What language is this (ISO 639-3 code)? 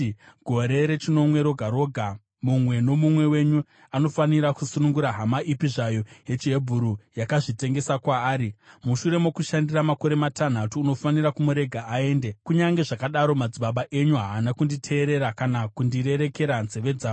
sna